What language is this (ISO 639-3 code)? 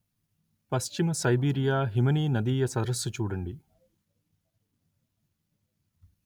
tel